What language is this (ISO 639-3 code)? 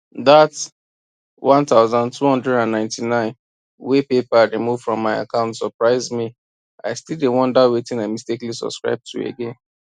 pcm